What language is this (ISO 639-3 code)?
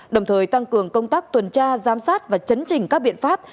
vie